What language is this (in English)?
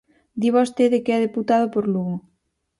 Galician